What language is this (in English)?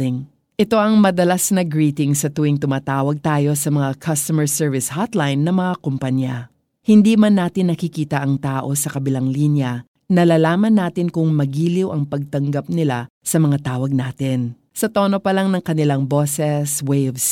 Filipino